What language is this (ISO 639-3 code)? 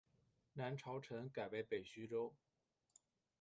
zho